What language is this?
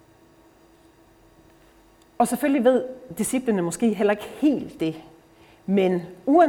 Danish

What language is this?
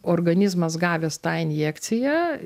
Lithuanian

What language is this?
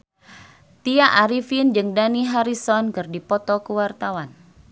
Sundanese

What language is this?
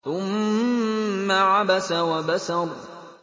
Arabic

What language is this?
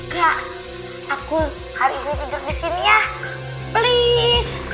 Indonesian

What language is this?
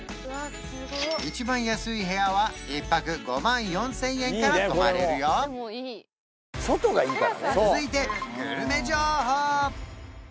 Japanese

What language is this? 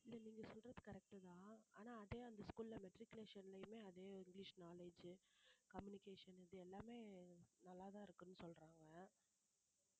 Tamil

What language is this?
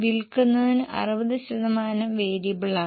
Malayalam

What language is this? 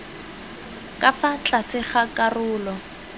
Tswana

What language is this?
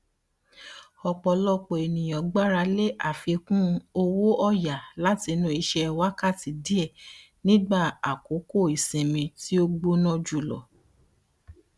Yoruba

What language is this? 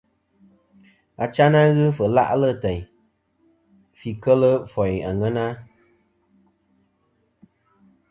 Kom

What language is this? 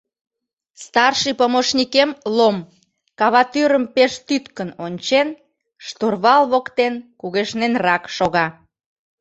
Mari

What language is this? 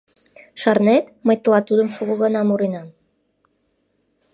Mari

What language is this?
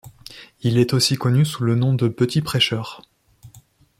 French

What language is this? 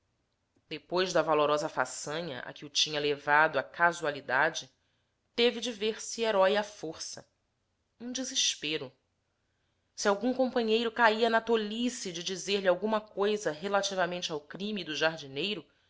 Portuguese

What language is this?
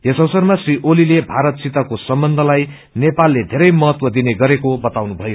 Nepali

